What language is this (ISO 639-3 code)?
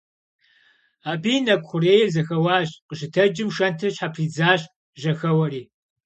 kbd